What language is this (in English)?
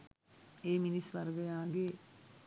Sinhala